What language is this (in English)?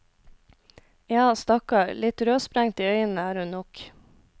Norwegian